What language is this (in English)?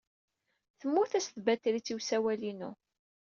Kabyle